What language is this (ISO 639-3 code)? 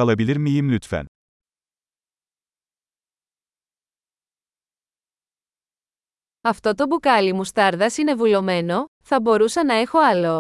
ell